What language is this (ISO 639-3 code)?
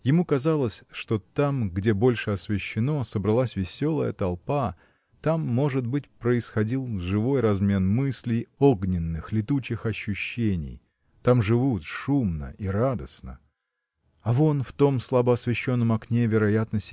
rus